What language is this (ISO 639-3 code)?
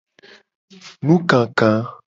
gej